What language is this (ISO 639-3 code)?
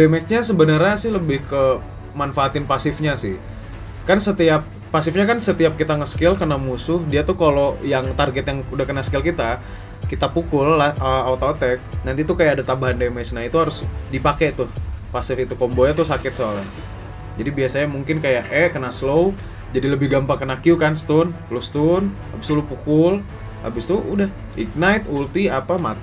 ind